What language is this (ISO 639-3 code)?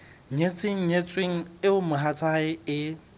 sot